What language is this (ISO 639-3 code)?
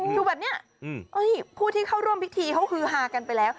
tha